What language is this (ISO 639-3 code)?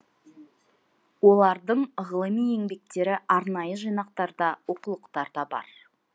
kaz